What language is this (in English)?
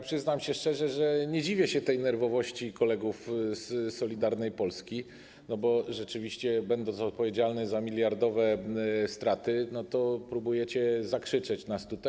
Polish